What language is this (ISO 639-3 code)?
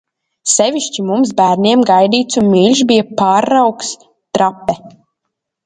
lav